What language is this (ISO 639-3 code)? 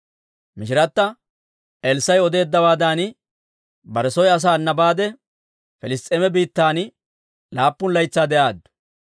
dwr